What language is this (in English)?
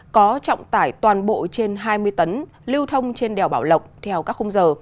Vietnamese